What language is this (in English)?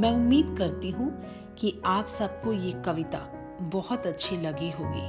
Hindi